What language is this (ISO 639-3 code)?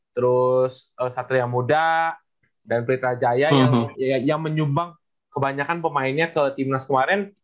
ind